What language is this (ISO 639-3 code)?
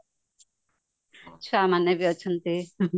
ori